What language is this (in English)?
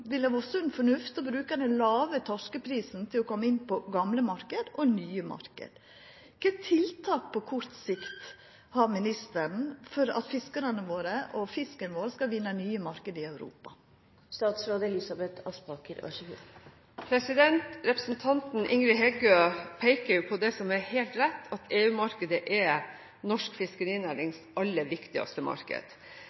Norwegian